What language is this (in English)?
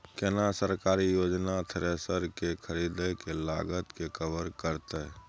Maithili